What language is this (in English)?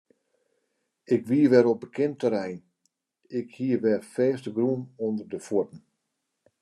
Western Frisian